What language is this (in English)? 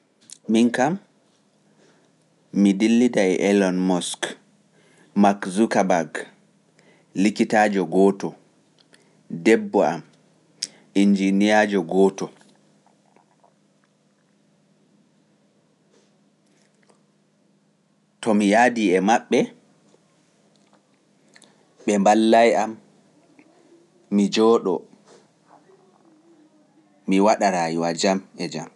Pular